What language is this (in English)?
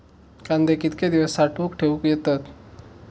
Marathi